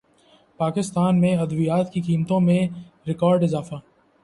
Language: Urdu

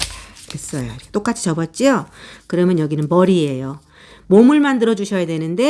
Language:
Korean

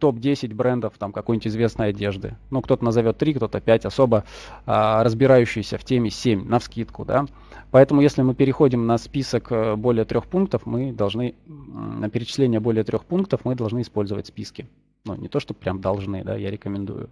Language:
Russian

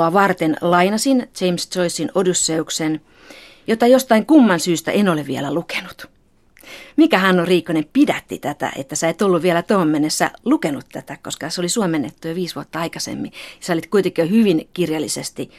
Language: Finnish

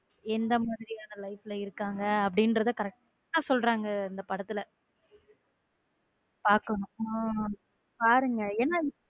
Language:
Tamil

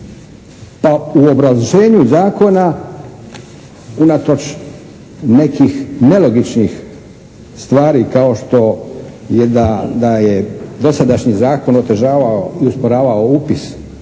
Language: Croatian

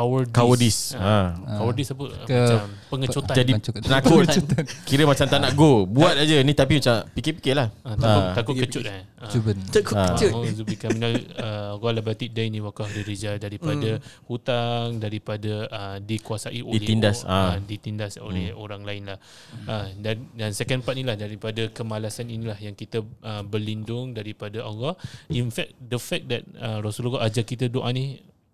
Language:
Malay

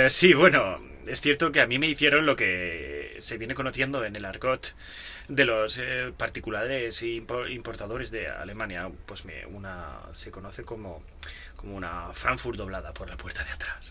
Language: Spanish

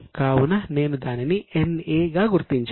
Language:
Telugu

